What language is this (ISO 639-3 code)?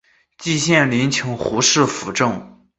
zho